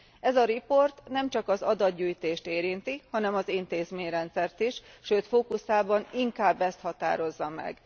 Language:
Hungarian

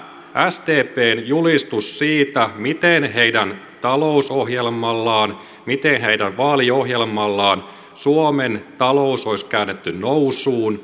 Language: Finnish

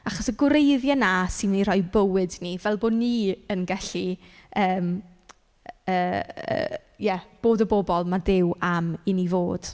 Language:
Welsh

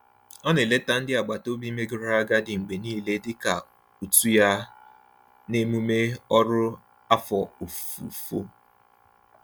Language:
Igbo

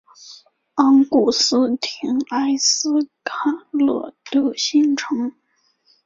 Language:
Chinese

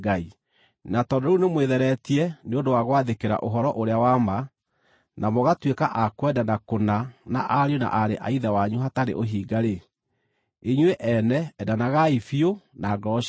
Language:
Kikuyu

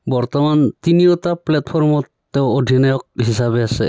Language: Assamese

